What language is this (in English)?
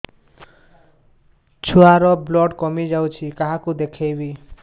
Odia